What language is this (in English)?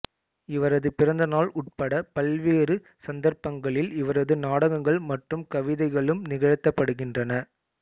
Tamil